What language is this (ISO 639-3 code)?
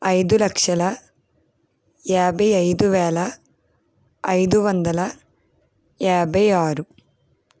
tel